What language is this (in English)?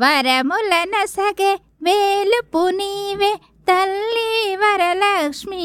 Telugu